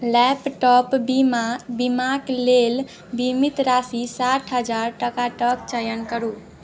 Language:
Maithili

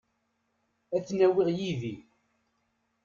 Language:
Kabyle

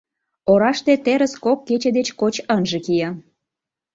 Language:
Mari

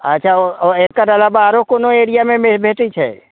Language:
Maithili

